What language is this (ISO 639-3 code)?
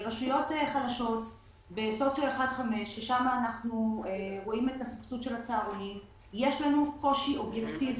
heb